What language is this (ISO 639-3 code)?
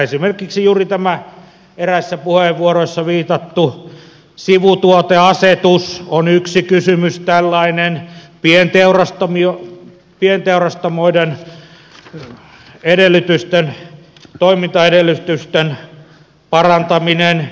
fin